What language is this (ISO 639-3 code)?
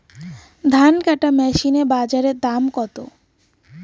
ben